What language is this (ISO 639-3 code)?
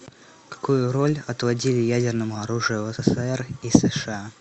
rus